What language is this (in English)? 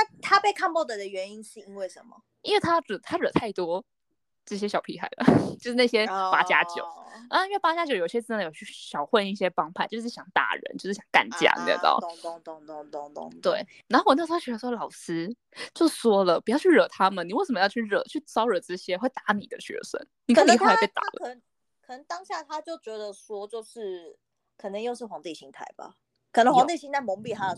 Chinese